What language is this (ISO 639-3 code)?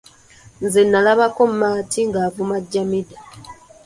lug